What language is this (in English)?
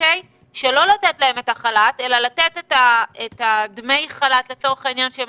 Hebrew